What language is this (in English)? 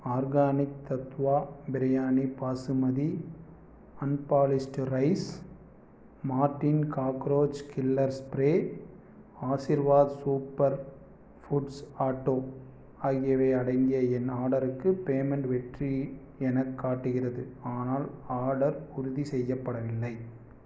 Tamil